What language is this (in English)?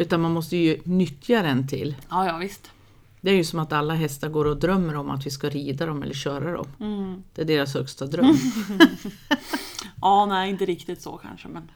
Swedish